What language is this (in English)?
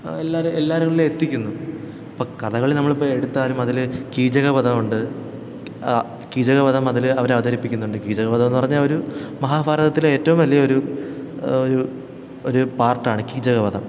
Malayalam